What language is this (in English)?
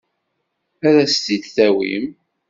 Kabyle